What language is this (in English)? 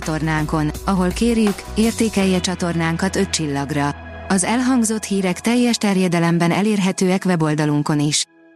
Hungarian